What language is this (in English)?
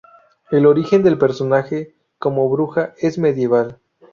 Spanish